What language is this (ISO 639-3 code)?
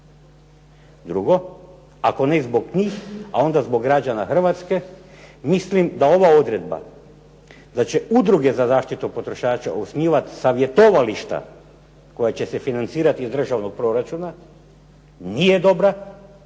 hrv